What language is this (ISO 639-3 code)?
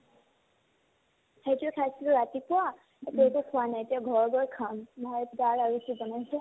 asm